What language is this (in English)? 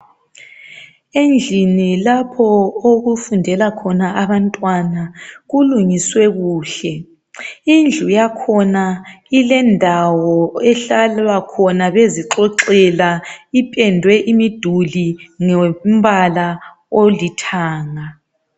North Ndebele